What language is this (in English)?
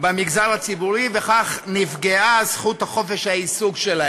Hebrew